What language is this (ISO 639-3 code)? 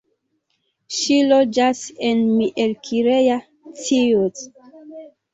epo